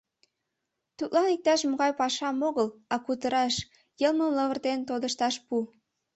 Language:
Mari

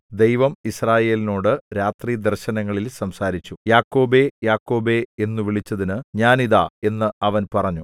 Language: Malayalam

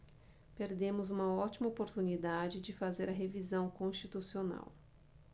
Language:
Portuguese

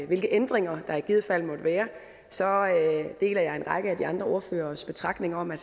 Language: Danish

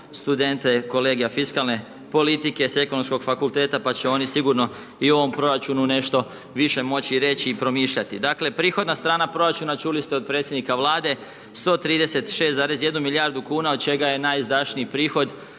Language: Croatian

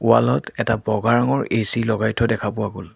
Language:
Assamese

